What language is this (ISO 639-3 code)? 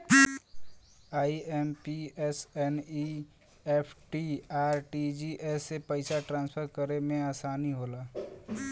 bho